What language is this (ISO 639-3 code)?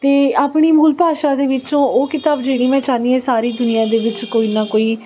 pan